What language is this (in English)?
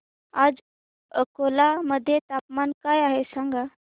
Marathi